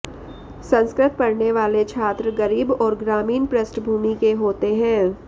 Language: Sanskrit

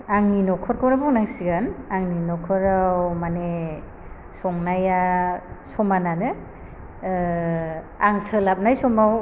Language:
Bodo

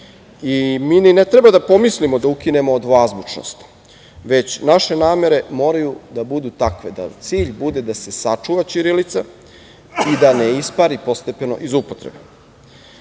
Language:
Serbian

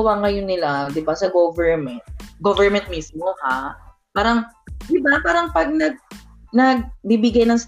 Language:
Filipino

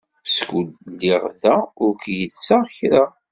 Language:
Kabyle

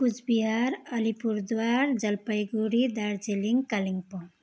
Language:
Nepali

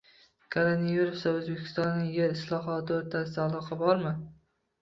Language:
Uzbek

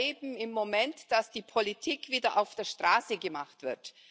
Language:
German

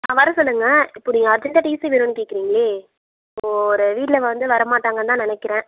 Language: Tamil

